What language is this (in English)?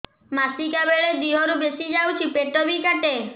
Odia